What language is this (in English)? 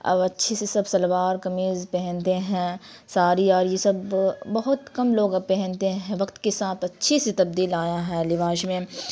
Urdu